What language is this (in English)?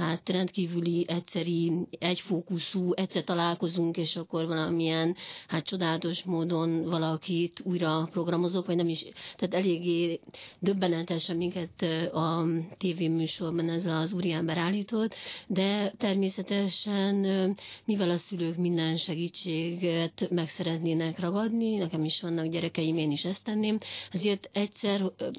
Hungarian